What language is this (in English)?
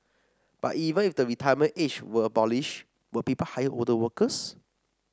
English